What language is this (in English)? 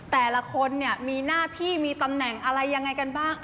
Thai